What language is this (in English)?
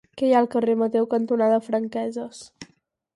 Catalan